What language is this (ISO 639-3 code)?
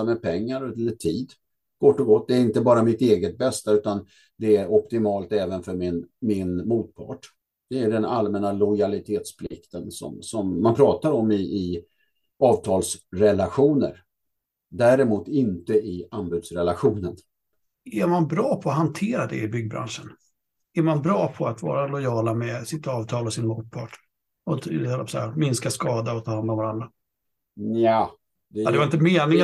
swe